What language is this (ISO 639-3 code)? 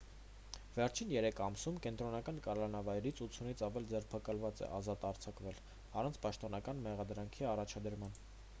hye